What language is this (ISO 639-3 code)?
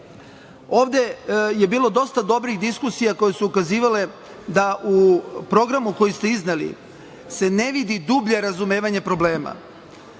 srp